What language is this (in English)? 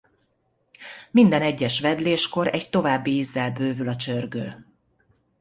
Hungarian